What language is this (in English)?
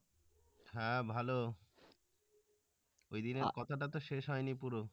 Bangla